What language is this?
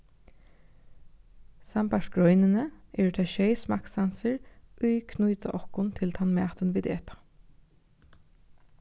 Faroese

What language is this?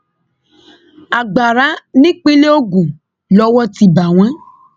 Yoruba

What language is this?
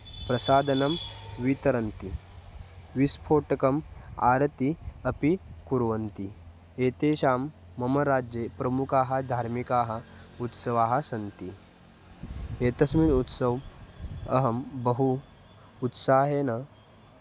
Sanskrit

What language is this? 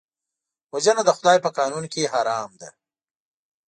Pashto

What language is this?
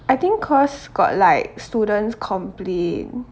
English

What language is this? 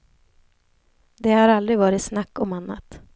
Swedish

